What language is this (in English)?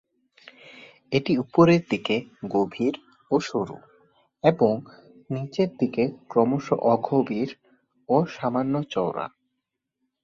Bangla